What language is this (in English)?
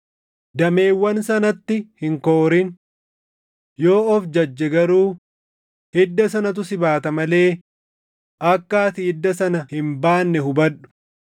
Oromo